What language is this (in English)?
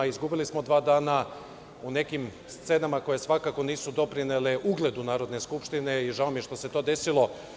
Serbian